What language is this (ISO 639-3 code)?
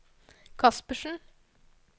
nor